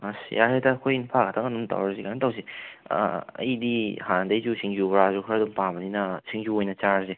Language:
Manipuri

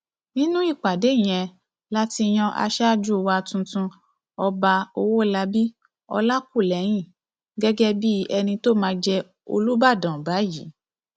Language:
Yoruba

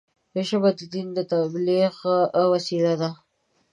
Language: Pashto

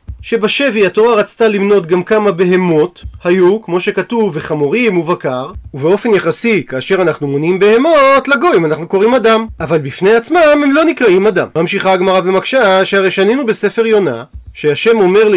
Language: Hebrew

